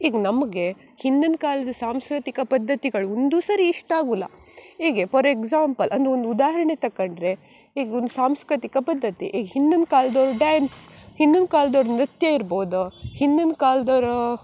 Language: Kannada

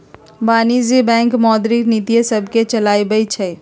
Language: Magahi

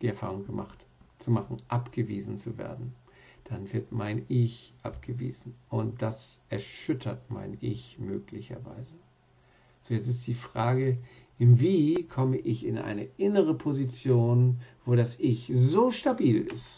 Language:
German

